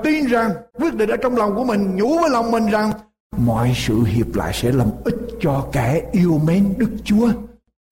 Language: Vietnamese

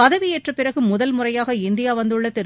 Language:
Tamil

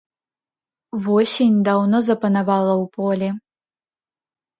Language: Belarusian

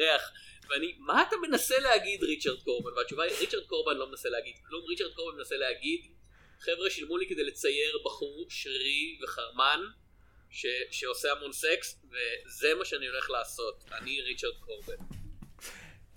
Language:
Hebrew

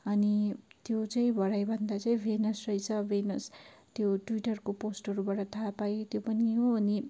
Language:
Nepali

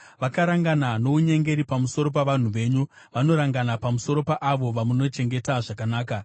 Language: Shona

